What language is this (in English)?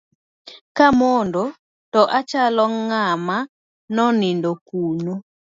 Luo (Kenya and Tanzania)